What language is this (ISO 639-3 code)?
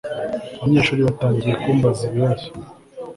kin